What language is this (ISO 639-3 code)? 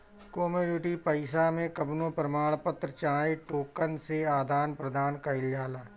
bho